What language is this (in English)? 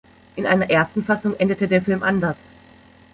German